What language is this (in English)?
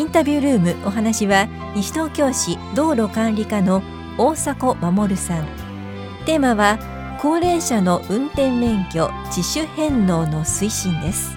Japanese